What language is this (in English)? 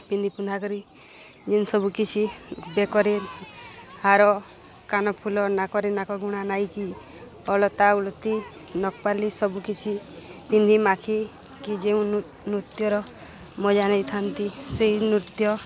Odia